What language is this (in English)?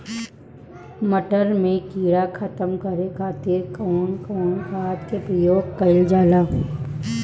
Bhojpuri